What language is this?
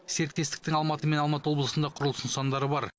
Kazakh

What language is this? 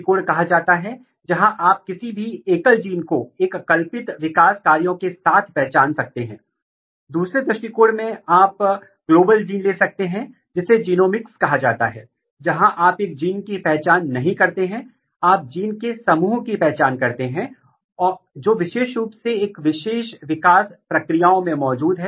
Hindi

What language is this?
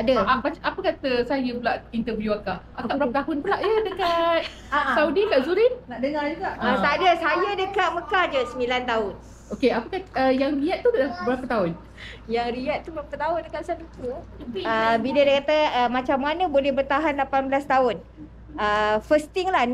Malay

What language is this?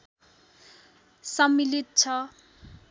Nepali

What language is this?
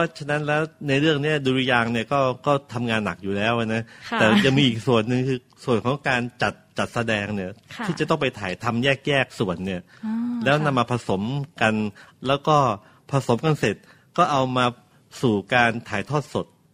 Thai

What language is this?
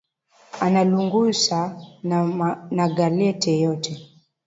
Swahili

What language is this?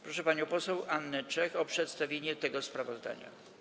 Polish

